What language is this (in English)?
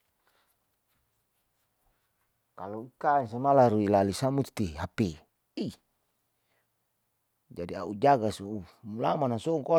Saleman